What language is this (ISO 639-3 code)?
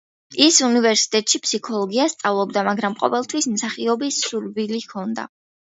kat